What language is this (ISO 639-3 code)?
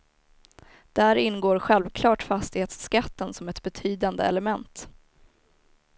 swe